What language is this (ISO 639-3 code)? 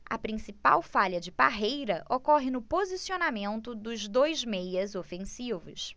por